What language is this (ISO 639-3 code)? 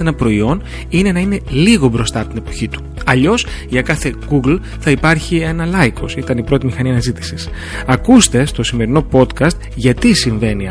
ell